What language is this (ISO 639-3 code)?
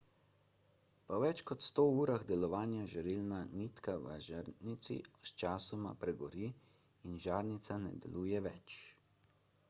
slv